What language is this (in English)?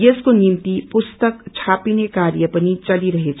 Nepali